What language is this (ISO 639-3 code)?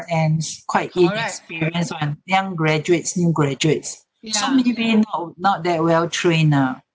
eng